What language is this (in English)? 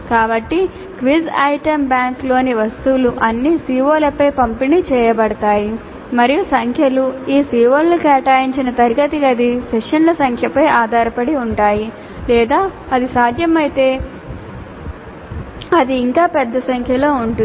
Telugu